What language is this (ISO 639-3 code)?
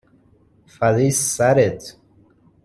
fas